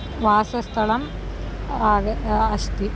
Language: Sanskrit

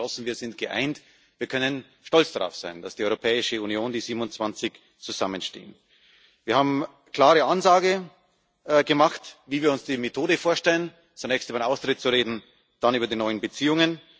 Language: German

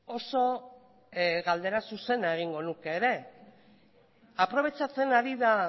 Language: Basque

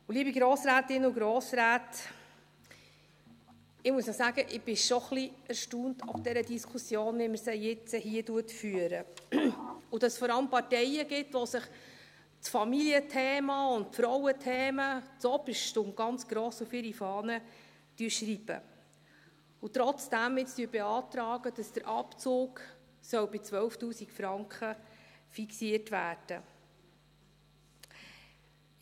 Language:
Swiss German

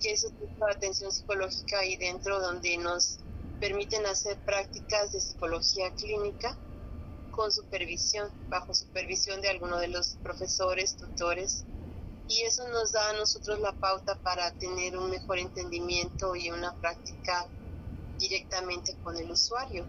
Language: Spanish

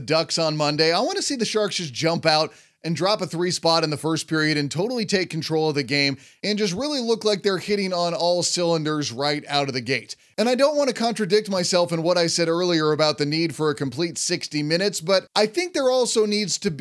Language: English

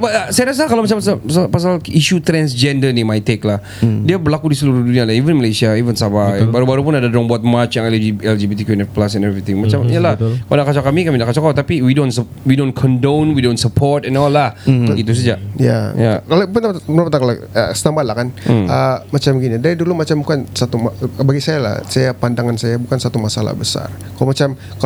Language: Malay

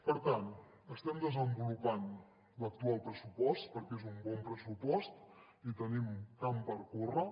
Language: Catalan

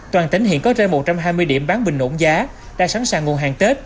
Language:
Vietnamese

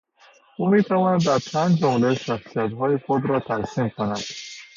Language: Persian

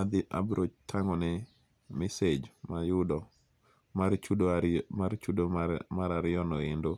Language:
Luo (Kenya and Tanzania)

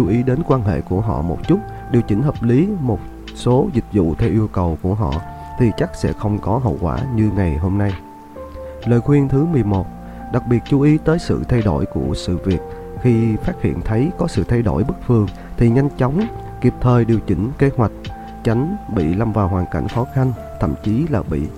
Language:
Vietnamese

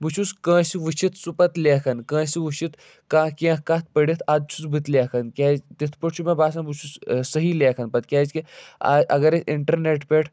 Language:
Kashmiri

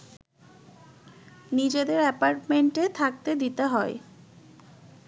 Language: Bangla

